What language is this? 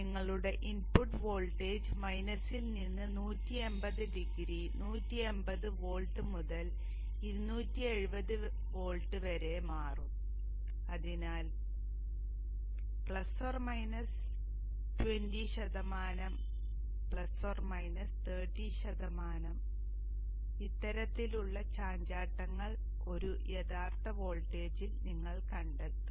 Malayalam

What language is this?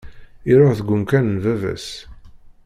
Kabyle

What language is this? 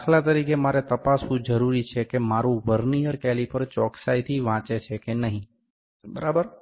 Gujarati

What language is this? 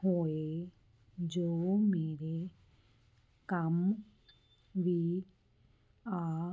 Punjabi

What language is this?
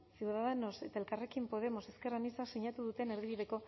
Basque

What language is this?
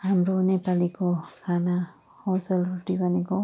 Nepali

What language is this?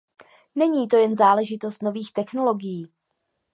Czech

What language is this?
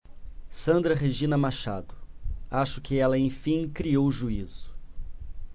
Portuguese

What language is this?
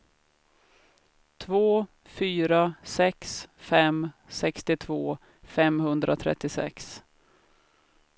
Swedish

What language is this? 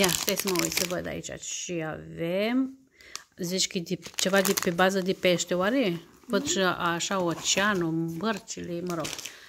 Romanian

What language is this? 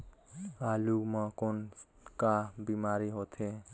Chhattisgarhi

